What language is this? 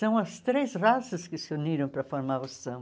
Portuguese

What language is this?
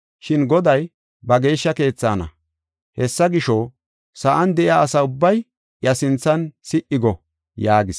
Gofa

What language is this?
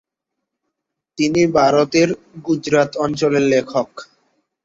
Bangla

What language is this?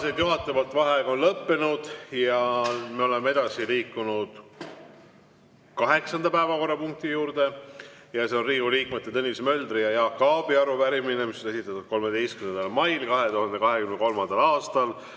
Estonian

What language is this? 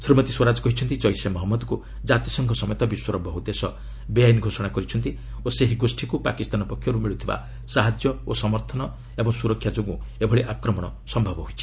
Odia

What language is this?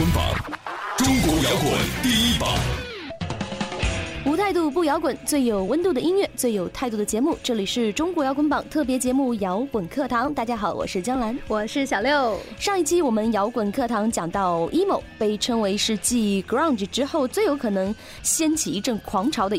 Chinese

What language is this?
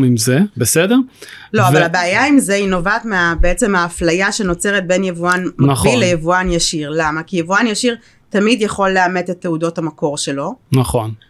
Hebrew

